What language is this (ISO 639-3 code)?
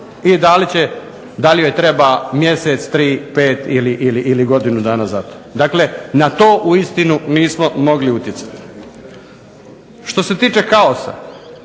hrv